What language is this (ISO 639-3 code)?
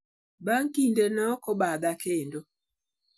luo